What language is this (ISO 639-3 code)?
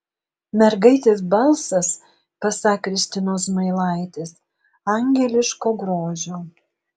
lit